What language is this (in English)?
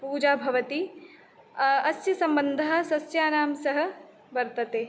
Sanskrit